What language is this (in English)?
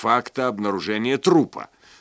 Russian